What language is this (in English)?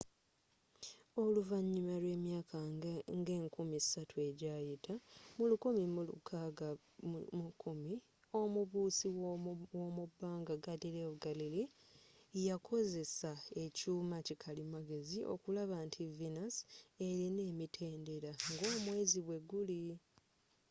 Ganda